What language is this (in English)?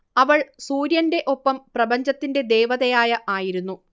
Malayalam